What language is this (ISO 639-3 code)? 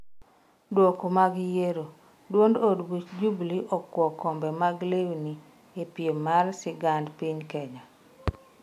luo